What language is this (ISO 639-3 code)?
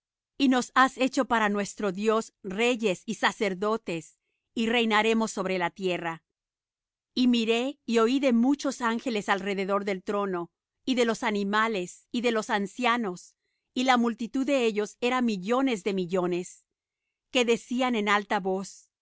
spa